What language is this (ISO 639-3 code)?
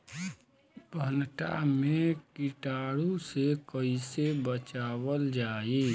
bho